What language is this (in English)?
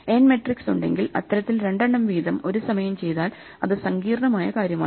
Malayalam